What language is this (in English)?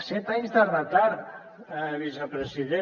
Catalan